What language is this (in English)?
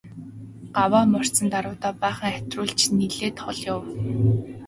Mongolian